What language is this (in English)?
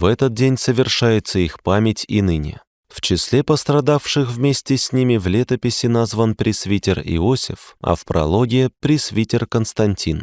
Russian